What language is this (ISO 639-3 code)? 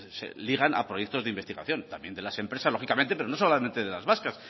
spa